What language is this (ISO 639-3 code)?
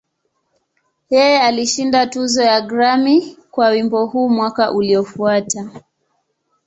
swa